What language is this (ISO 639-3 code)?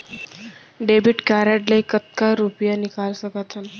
hne